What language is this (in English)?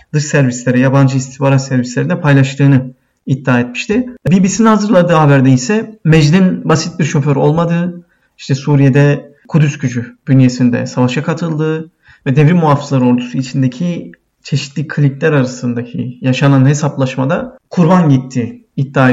Turkish